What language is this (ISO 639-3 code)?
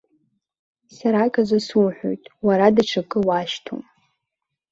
abk